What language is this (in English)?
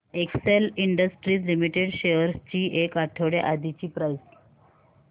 Marathi